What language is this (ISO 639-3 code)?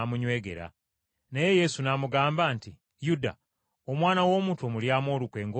lug